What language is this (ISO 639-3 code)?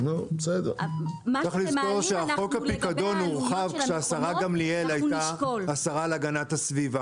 heb